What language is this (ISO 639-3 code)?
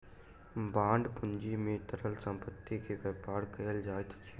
mai